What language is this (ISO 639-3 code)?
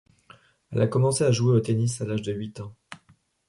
fra